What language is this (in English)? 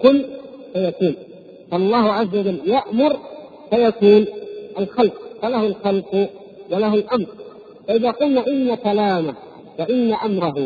Arabic